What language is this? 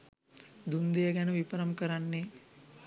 Sinhala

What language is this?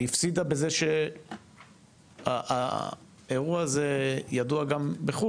Hebrew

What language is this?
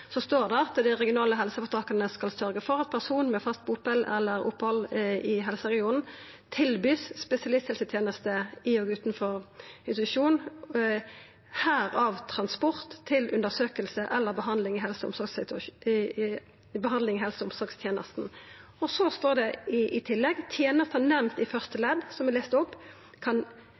Norwegian Nynorsk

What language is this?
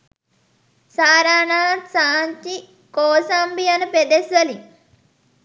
Sinhala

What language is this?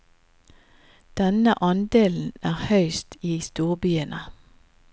Norwegian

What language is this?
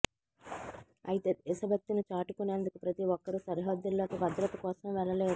Telugu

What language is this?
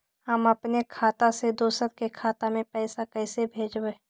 Magahi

